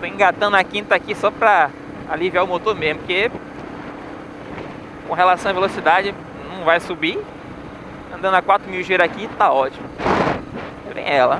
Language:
Portuguese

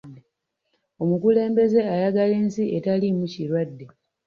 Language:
Ganda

